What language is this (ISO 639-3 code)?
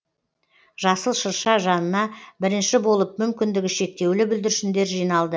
kaz